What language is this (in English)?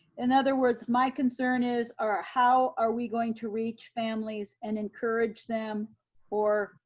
English